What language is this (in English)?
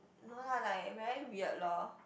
English